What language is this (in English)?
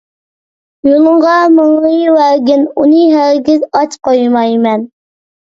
Uyghur